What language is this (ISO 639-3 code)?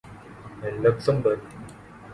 urd